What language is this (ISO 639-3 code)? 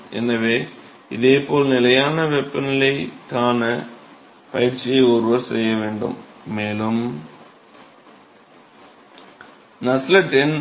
tam